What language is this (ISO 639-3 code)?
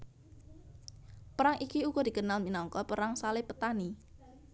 jav